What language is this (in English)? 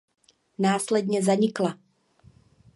Czech